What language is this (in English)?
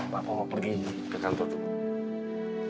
Indonesian